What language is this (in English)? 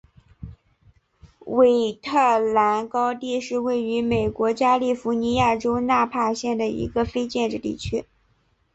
Chinese